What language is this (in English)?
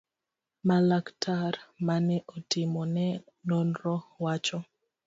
Luo (Kenya and Tanzania)